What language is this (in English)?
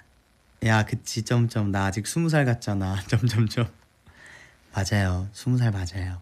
Korean